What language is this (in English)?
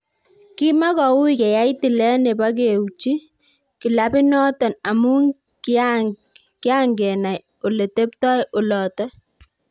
Kalenjin